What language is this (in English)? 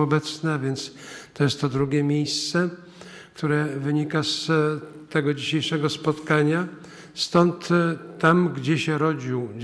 Polish